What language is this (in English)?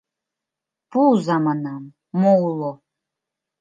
Mari